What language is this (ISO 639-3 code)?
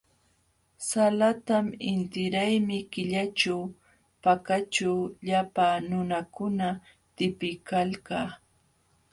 qxw